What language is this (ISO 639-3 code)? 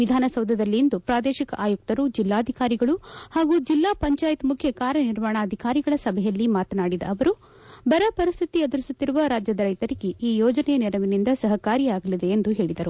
kan